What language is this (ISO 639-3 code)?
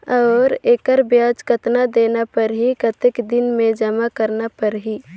hne